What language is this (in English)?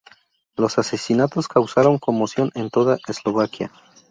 Spanish